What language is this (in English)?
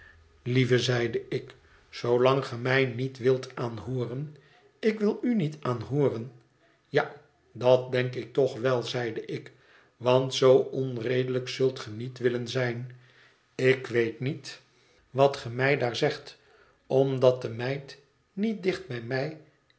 Dutch